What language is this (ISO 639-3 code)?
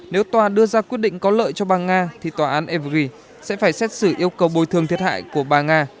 vie